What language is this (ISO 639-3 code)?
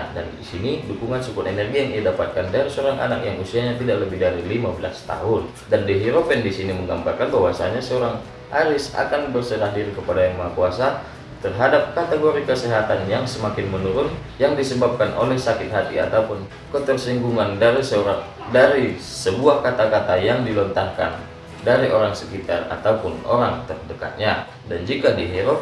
ind